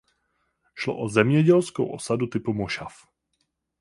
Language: Czech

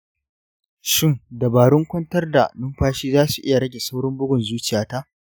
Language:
Hausa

